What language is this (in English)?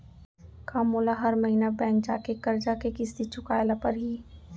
Chhattisgarhi